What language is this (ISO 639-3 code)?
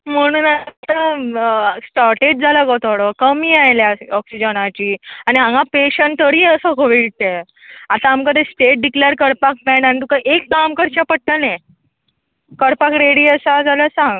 kok